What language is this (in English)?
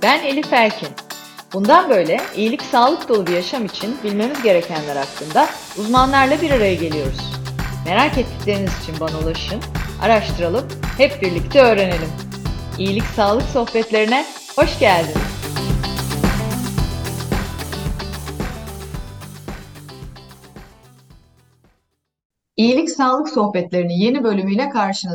Turkish